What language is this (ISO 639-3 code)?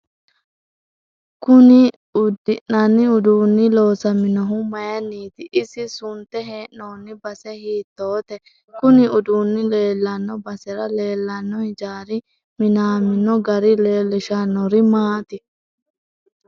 sid